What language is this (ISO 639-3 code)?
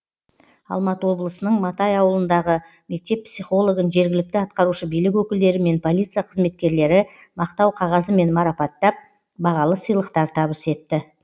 kaz